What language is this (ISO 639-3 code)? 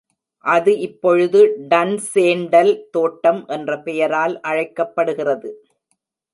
tam